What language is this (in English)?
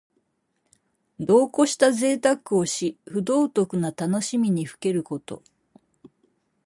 Japanese